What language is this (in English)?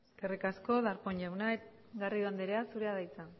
Basque